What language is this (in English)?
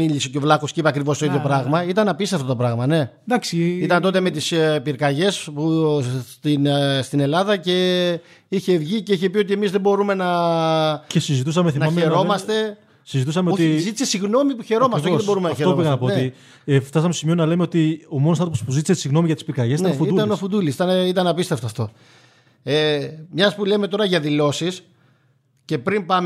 Greek